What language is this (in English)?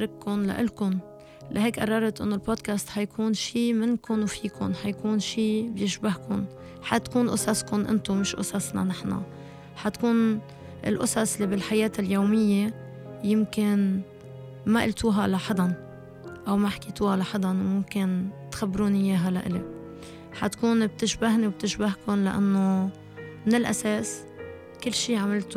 Arabic